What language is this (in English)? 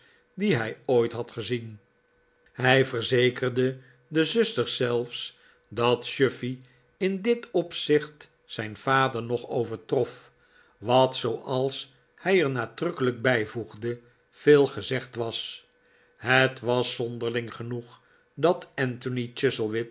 Dutch